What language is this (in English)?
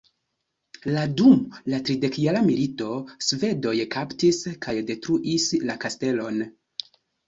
Esperanto